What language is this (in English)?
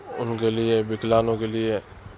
Urdu